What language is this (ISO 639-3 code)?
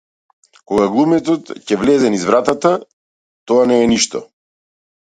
mkd